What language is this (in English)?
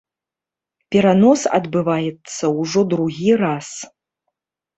Belarusian